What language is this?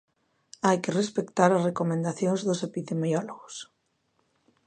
Galician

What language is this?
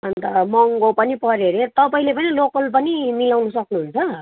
Nepali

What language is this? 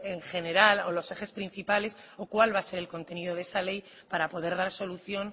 Spanish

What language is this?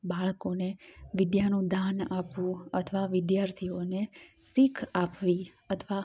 Gujarati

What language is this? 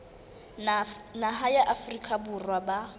Southern Sotho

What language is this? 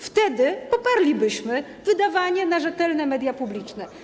Polish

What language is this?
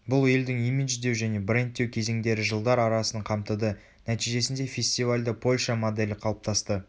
Kazakh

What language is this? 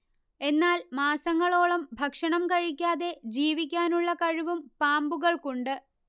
Malayalam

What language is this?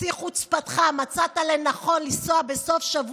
Hebrew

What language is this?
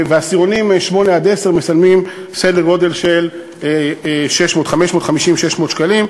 Hebrew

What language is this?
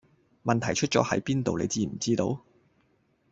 Cantonese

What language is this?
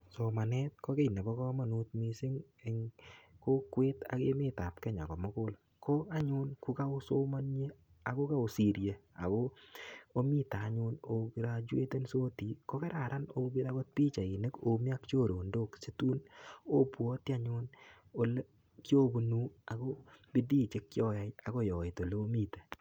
Kalenjin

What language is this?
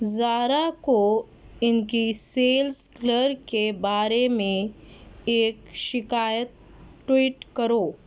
Urdu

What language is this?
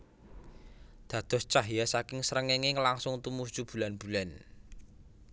Javanese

